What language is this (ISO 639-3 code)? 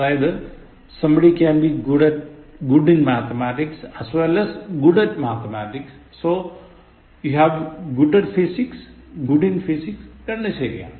mal